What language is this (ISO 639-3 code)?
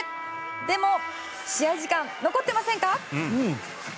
jpn